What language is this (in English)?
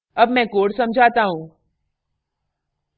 Hindi